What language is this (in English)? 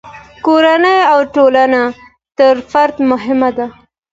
Pashto